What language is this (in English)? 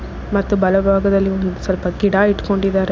Kannada